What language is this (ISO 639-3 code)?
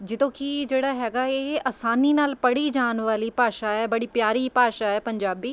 pan